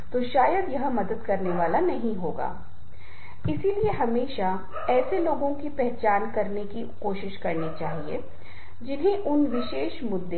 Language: Hindi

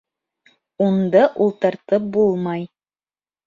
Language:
Bashkir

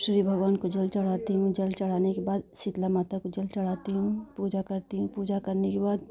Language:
Hindi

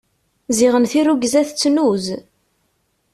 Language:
Kabyle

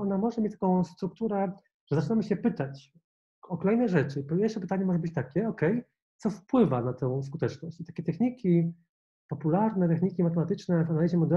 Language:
Polish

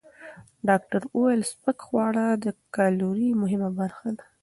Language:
Pashto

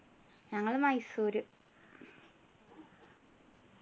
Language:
Malayalam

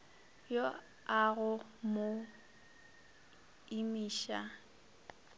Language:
Northern Sotho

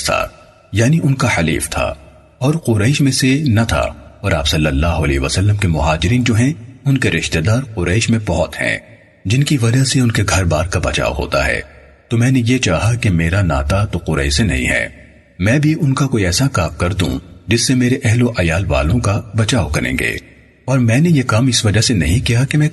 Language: Urdu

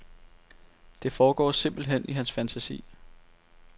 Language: Danish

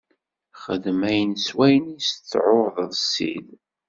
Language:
Kabyle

